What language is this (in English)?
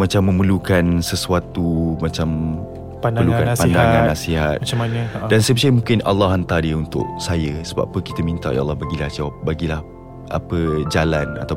Malay